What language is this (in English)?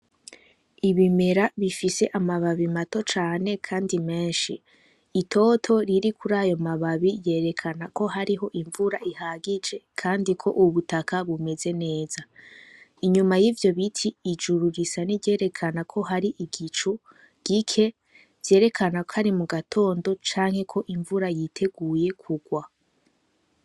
Rundi